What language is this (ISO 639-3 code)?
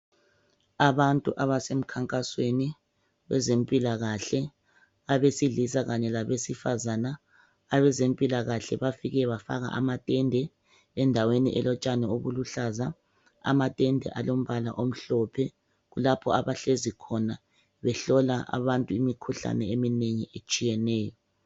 nde